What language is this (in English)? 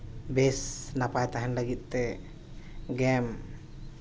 Santali